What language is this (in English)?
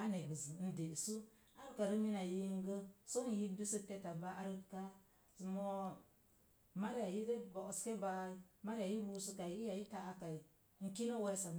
Mom Jango